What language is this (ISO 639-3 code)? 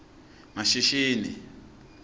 ssw